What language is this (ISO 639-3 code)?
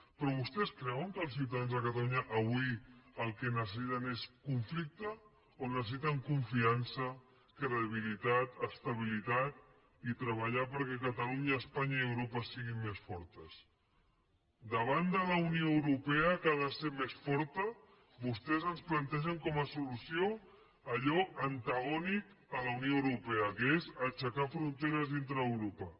cat